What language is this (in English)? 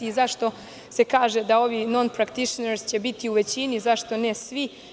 Serbian